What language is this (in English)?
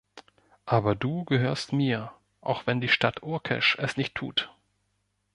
German